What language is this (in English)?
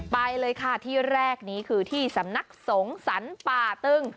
Thai